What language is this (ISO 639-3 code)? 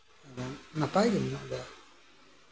sat